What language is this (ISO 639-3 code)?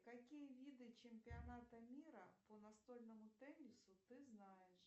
rus